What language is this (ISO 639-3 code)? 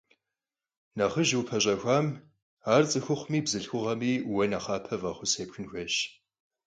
kbd